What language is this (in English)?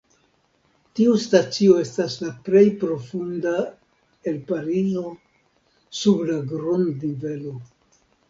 Esperanto